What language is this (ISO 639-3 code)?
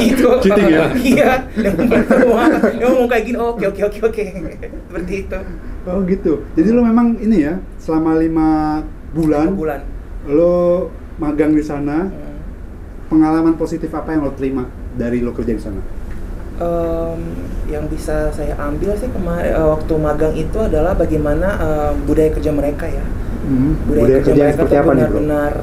ind